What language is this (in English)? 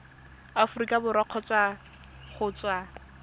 Tswana